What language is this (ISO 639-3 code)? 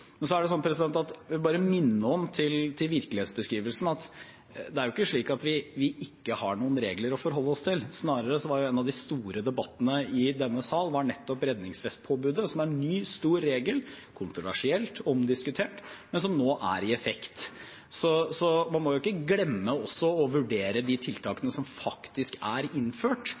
nob